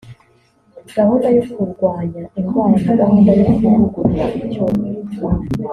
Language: Kinyarwanda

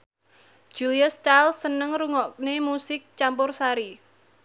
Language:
Javanese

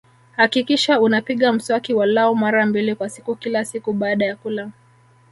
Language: Swahili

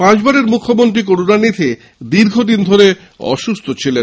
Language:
Bangla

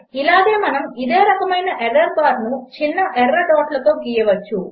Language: Telugu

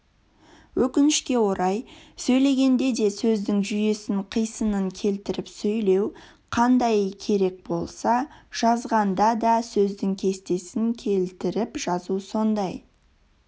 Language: Kazakh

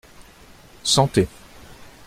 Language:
French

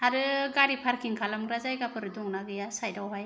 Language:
Bodo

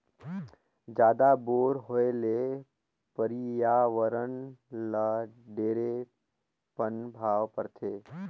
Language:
Chhattisgarhi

